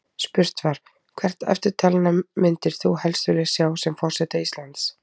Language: Icelandic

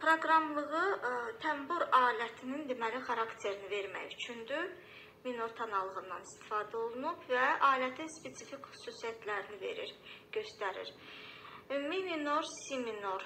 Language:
Turkish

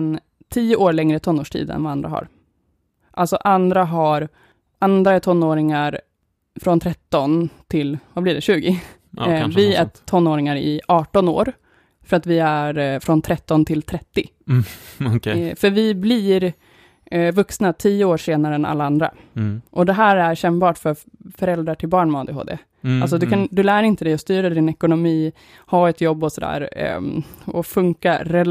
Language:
Swedish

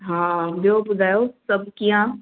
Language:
Sindhi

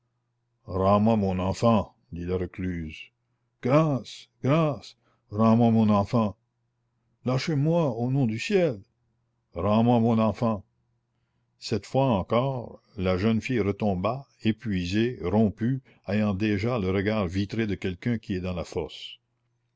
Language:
French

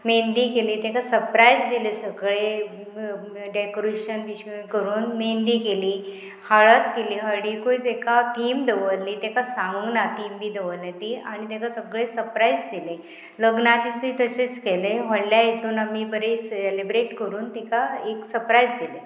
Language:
Konkani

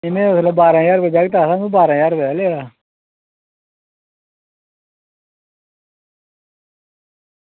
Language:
Dogri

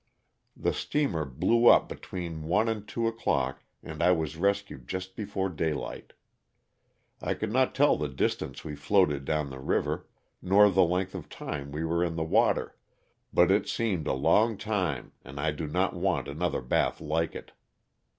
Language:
English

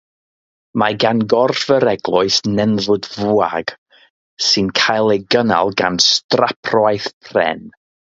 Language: Welsh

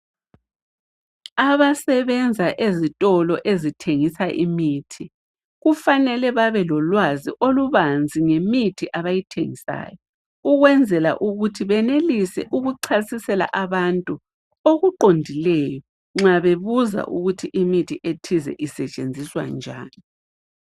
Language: North Ndebele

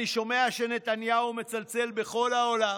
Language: Hebrew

